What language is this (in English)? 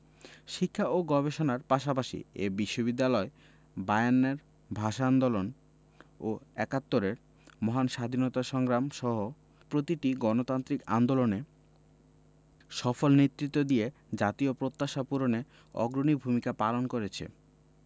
Bangla